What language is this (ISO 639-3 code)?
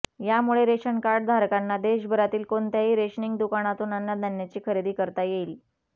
mar